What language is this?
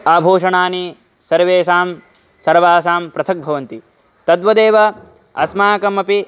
Sanskrit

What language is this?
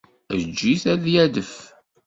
Kabyle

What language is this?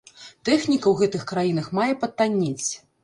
Belarusian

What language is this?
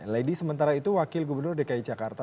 Indonesian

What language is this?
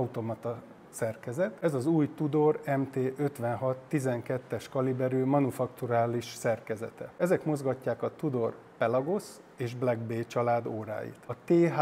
Hungarian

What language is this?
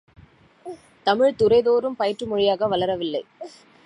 Tamil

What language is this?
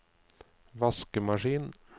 Norwegian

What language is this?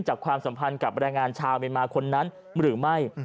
Thai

